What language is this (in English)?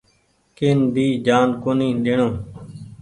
Goaria